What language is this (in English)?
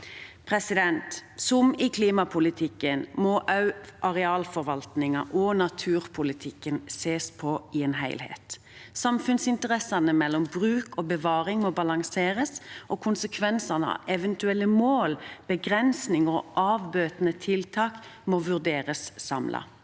Norwegian